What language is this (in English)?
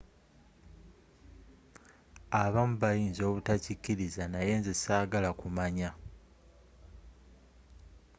Ganda